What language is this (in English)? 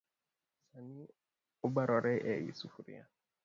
Luo (Kenya and Tanzania)